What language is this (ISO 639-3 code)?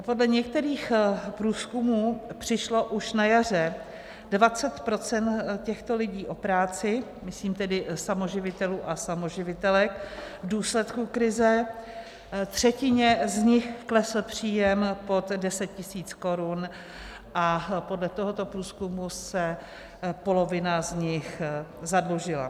ces